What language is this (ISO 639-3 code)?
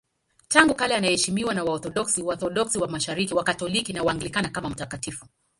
swa